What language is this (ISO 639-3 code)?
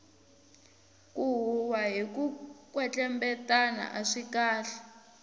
tso